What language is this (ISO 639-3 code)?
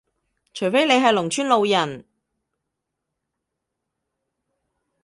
yue